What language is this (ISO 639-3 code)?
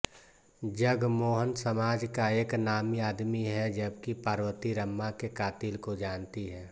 hin